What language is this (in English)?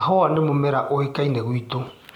Kikuyu